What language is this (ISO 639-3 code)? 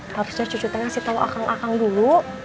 ind